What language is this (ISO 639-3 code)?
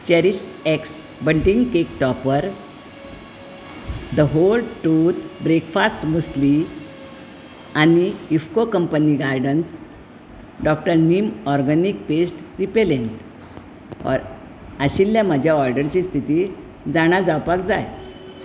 kok